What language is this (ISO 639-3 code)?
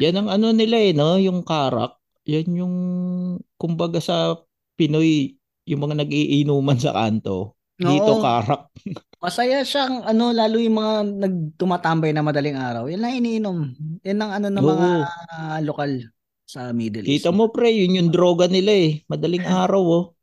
fil